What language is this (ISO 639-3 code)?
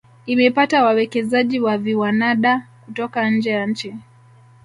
swa